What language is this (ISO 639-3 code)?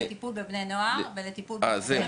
heb